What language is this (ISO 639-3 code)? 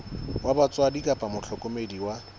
sot